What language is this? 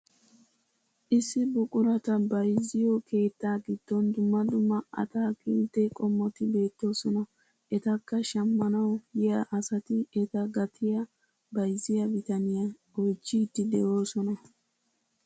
Wolaytta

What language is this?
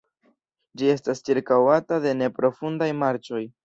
Esperanto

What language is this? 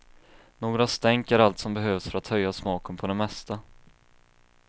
Swedish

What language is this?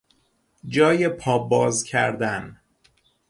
Persian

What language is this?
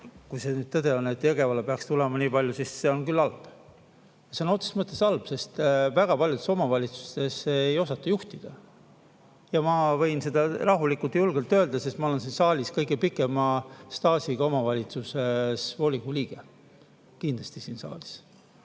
Estonian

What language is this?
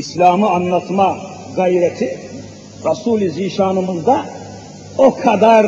Turkish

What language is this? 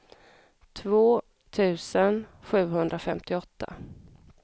Swedish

